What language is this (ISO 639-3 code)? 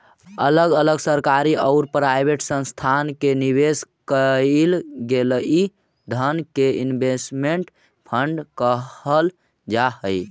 mag